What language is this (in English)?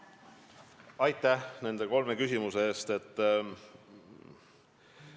Estonian